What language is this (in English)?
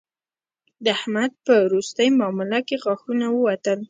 Pashto